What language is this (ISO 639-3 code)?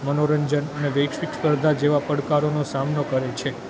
guj